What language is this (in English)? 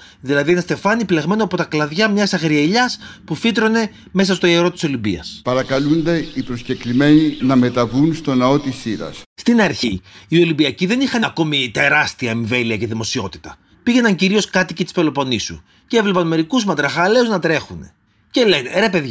Greek